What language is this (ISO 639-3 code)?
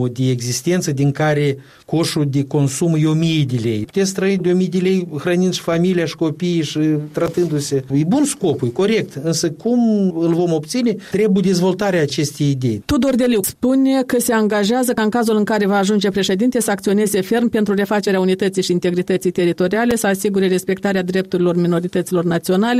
ron